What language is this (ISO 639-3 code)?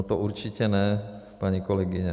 ces